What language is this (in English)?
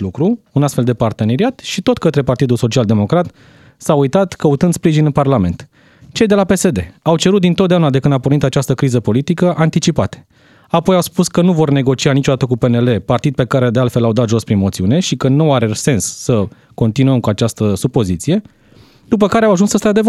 Romanian